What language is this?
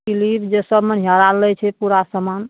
Maithili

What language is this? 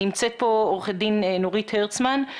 Hebrew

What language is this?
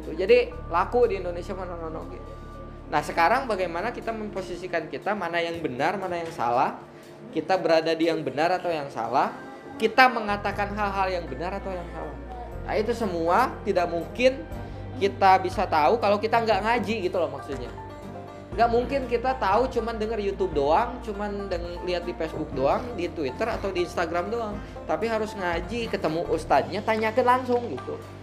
Indonesian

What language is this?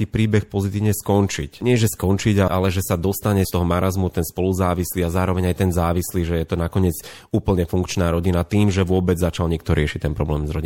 Slovak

